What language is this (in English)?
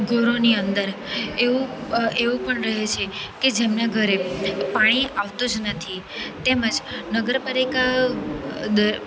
Gujarati